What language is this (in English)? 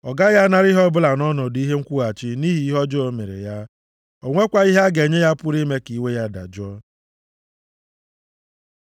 Igbo